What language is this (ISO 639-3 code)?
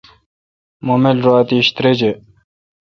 xka